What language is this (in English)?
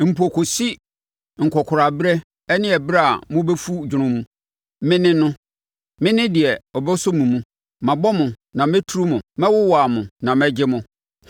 Akan